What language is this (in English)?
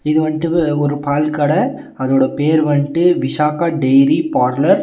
Tamil